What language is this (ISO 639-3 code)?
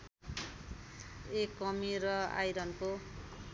nep